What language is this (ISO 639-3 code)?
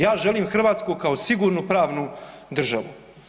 hrv